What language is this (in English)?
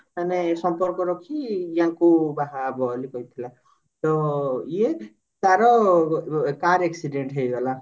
Odia